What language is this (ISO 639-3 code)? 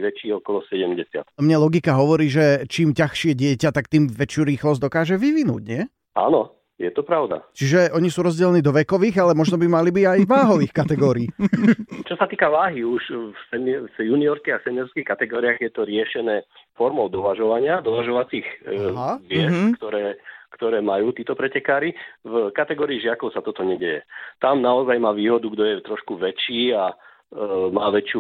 slk